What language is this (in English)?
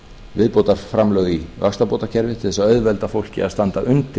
Icelandic